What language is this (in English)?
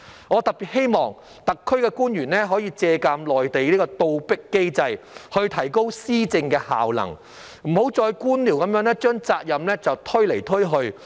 Cantonese